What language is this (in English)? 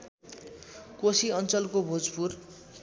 Nepali